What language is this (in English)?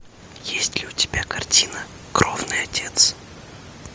Russian